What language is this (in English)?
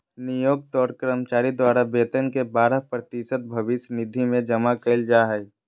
Magahi